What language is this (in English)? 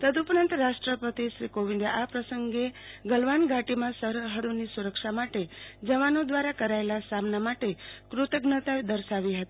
Gujarati